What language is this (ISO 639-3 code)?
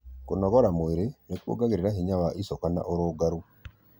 kik